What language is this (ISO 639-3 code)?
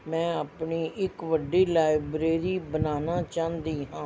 pan